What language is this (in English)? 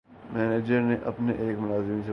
Urdu